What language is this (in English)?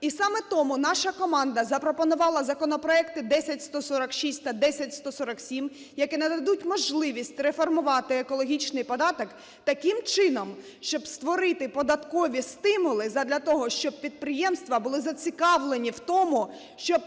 Ukrainian